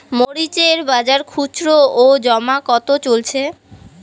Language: Bangla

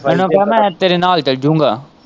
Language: Punjabi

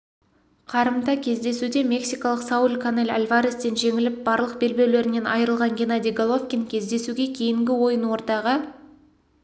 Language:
Kazakh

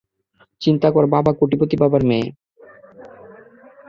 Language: Bangla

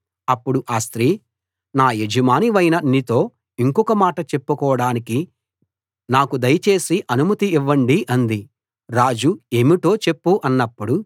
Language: Telugu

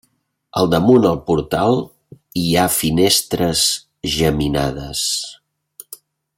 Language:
Catalan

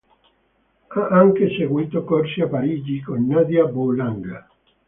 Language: Italian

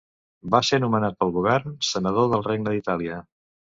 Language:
Catalan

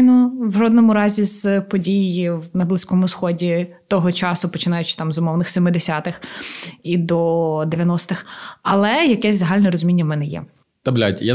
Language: Ukrainian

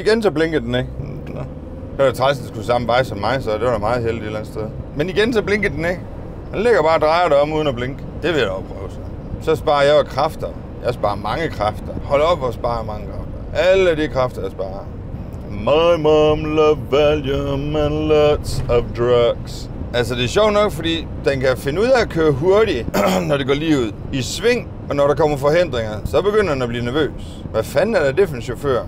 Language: Danish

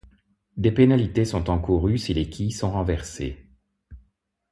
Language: French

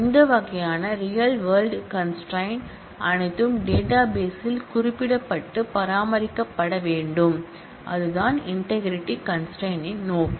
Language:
Tamil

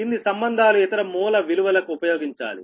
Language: Telugu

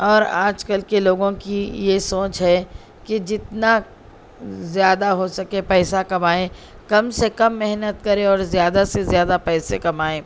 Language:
Urdu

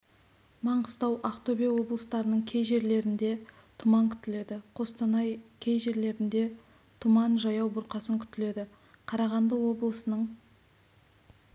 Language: Kazakh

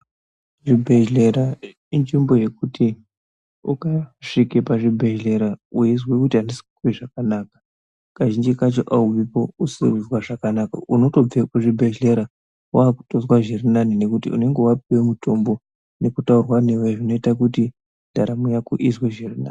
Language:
Ndau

